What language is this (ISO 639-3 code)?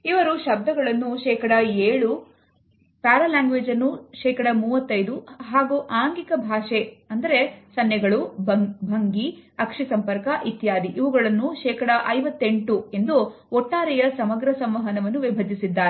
kan